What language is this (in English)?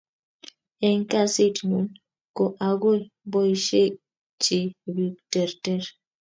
Kalenjin